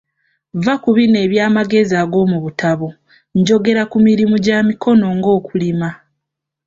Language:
Ganda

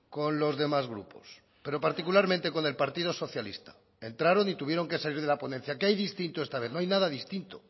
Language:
Spanish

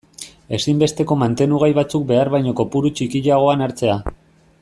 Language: Basque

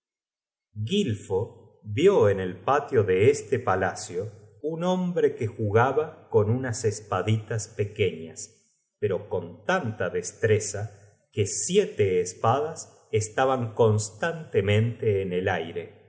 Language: Spanish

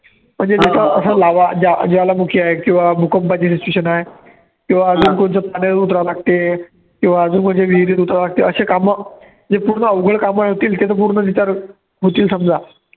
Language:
Marathi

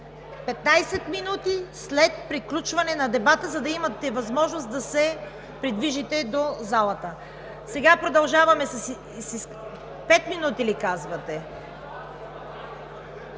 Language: Bulgarian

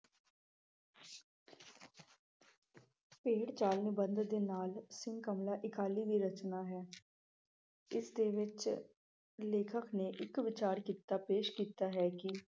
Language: Punjabi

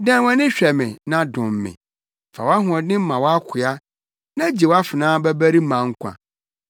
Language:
Akan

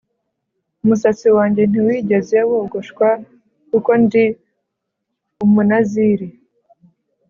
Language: Kinyarwanda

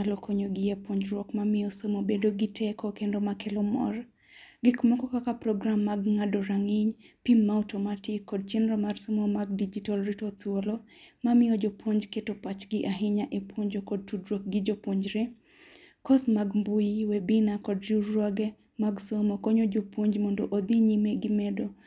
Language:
Luo (Kenya and Tanzania)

